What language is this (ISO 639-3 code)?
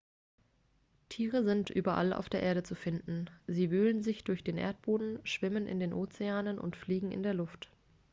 deu